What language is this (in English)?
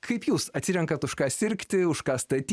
Lithuanian